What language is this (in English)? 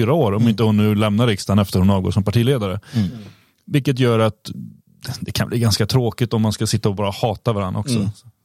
Swedish